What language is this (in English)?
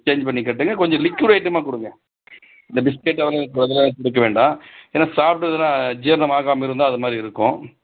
Tamil